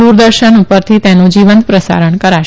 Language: Gujarati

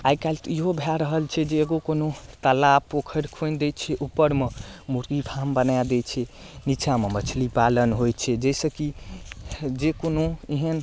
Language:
Maithili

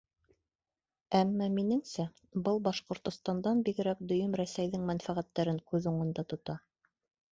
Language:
Bashkir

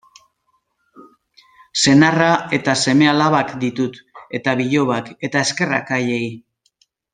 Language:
Basque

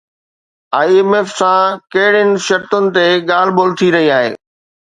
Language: Sindhi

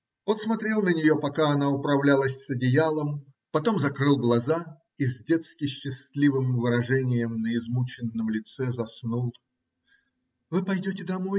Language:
Russian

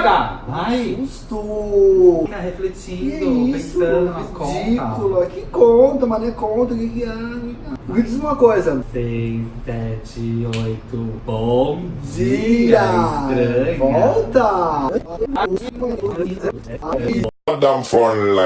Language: Portuguese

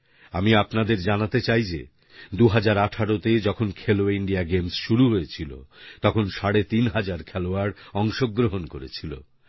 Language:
Bangla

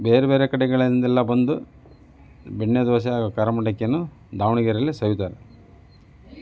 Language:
Kannada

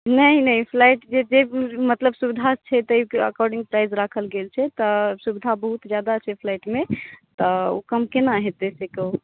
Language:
Maithili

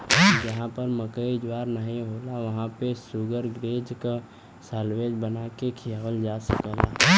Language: Bhojpuri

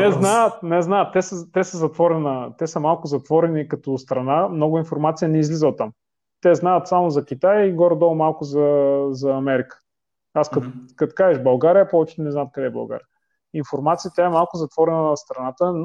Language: Bulgarian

